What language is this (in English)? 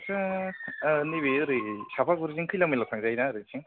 Bodo